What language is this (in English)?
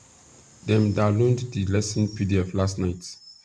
Nigerian Pidgin